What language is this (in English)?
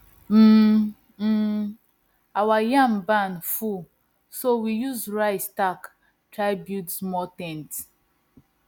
Nigerian Pidgin